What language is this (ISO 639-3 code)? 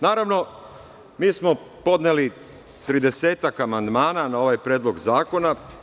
srp